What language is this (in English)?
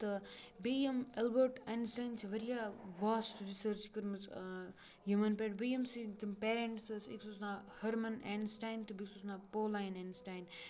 Kashmiri